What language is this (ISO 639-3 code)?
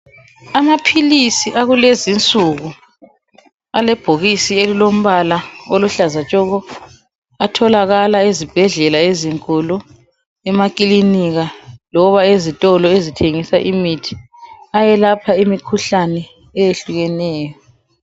nde